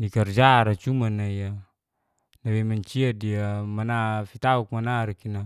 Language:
Geser-Gorom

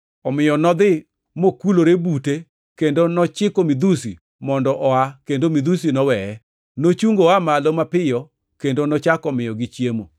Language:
Luo (Kenya and Tanzania)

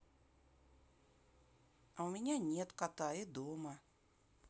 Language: Russian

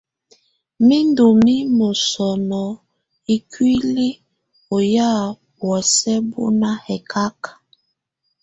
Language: Tunen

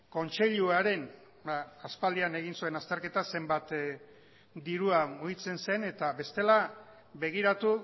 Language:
Basque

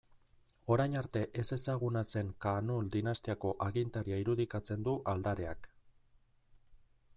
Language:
Basque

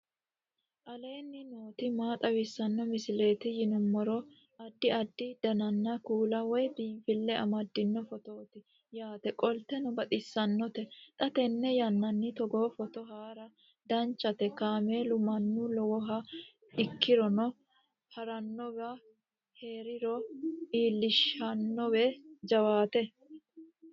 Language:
Sidamo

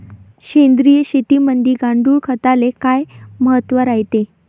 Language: Marathi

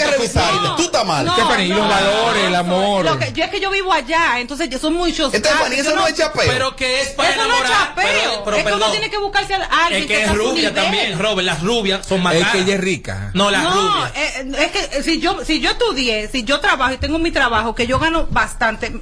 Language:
Spanish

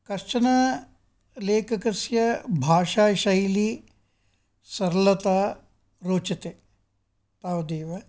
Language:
Sanskrit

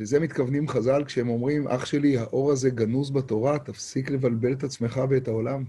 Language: Hebrew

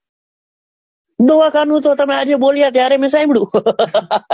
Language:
Gujarati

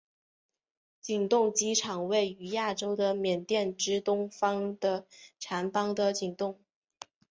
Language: Chinese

